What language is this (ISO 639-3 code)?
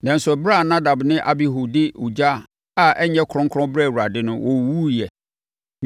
aka